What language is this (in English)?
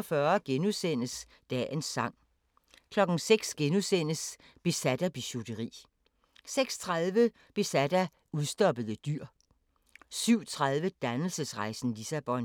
Danish